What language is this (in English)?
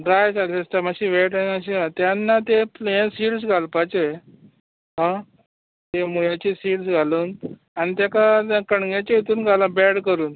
Konkani